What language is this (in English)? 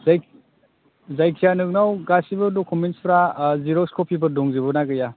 Bodo